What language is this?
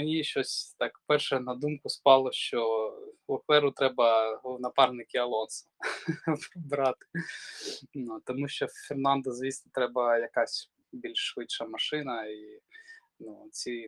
Ukrainian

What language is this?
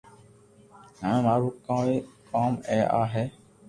Loarki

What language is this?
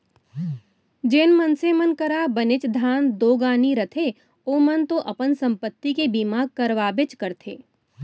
Chhattisgarhi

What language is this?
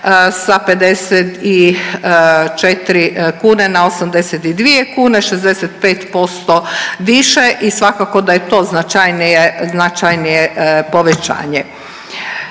Croatian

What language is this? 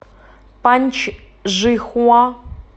Russian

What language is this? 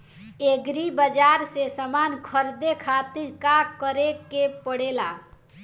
Bhojpuri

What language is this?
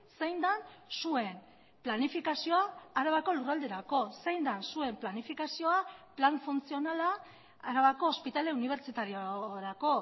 Basque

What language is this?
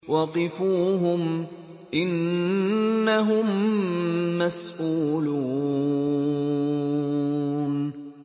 Arabic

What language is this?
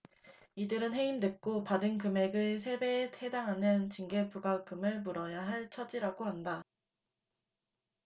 Korean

